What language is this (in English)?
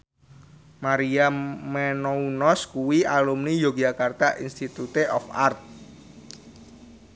Javanese